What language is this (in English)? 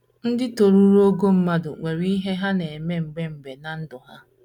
Igbo